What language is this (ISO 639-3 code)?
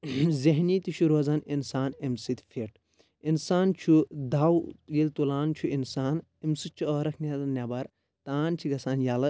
kas